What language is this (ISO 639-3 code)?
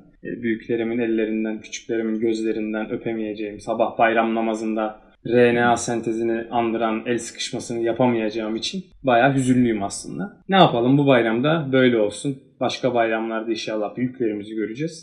tur